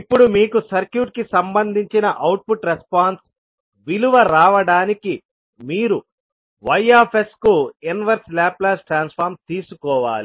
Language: Telugu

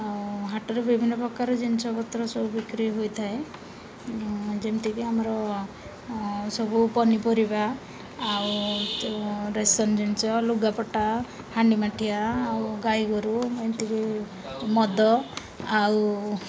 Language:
Odia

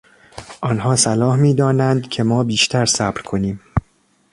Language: Persian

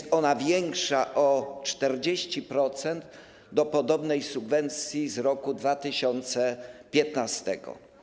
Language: Polish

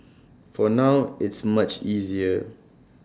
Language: English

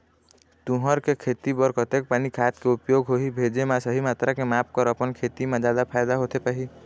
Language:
Chhattisgarhi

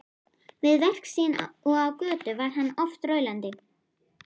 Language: Icelandic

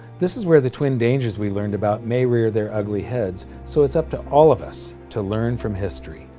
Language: English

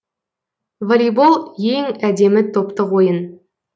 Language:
Kazakh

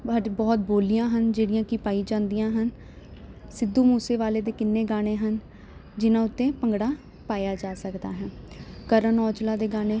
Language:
Punjabi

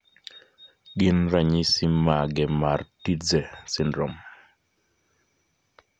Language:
Luo (Kenya and Tanzania)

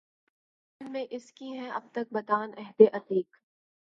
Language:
Urdu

